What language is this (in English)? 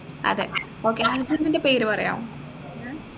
Malayalam